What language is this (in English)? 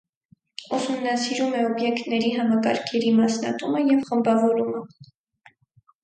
Armenian